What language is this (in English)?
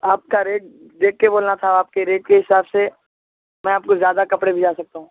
Urdu